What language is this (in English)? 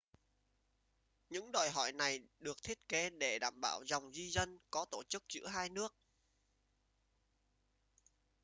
Vietnamese